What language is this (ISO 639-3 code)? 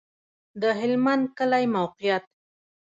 pus